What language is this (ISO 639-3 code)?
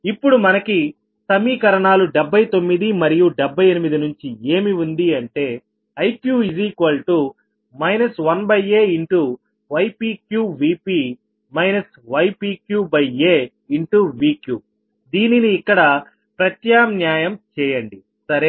tel